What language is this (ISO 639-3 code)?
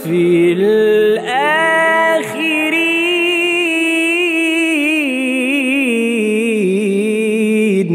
ara